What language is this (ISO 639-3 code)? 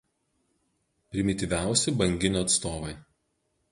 lit